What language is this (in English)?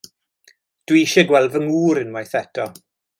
Welsh